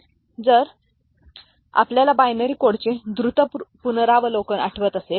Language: Marathi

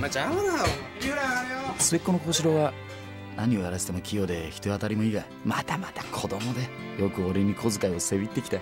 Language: Japanese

